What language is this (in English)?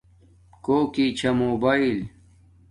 Domaaki